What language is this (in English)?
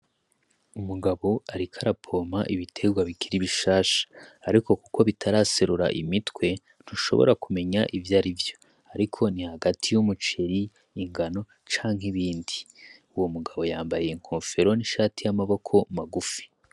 Rundi